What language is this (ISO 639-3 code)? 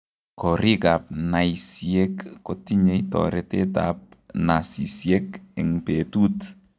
kln